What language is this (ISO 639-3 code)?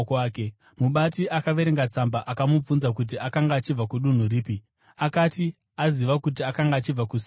sna